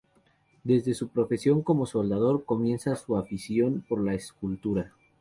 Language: Spanish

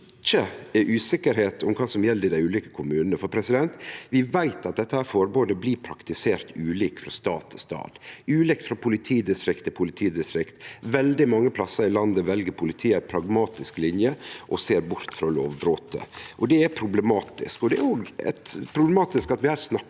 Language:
Norwegian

